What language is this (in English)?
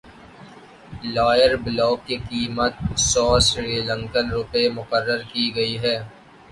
Urdu